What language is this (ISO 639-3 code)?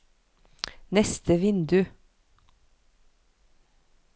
nor